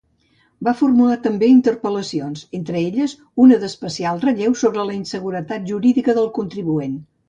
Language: Catalan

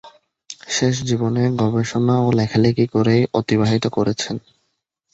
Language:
Bangla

